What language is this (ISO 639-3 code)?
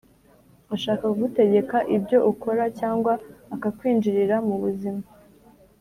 kin